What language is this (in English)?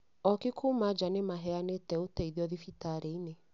Kikuyu